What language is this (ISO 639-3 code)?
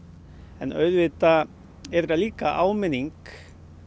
isl